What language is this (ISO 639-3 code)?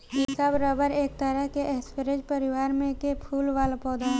bho